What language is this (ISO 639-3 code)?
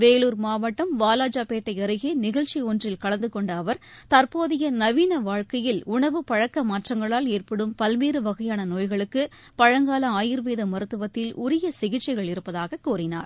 tam